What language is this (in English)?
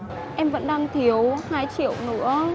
Vietnamese